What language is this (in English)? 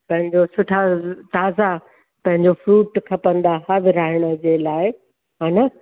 Sindhi